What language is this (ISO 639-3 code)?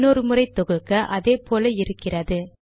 tam